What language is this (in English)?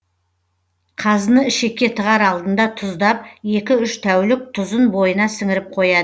Kazakh